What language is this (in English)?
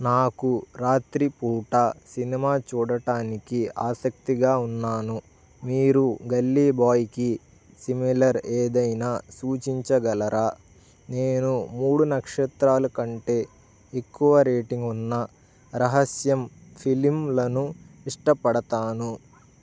Telugu